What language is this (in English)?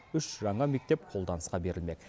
Kazakh